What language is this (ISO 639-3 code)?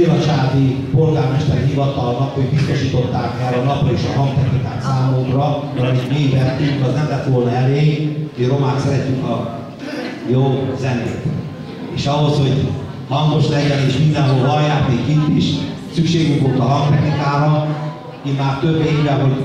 hun